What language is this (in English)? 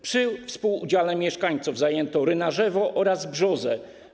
Polish